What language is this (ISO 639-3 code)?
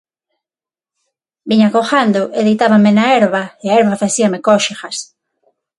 glg